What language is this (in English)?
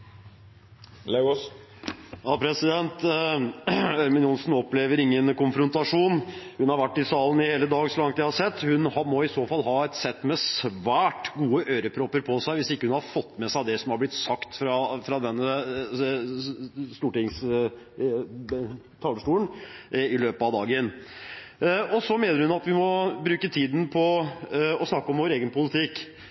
Norwegian